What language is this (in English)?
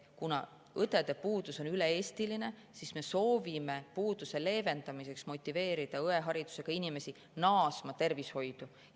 Estonian